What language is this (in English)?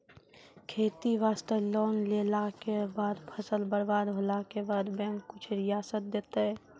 Maithili